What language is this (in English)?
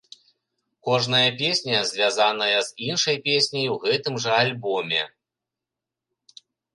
Belarusian